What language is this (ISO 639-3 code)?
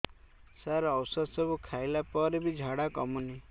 ori